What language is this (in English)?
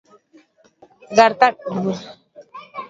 Basque